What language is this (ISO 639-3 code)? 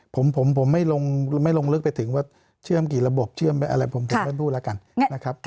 tha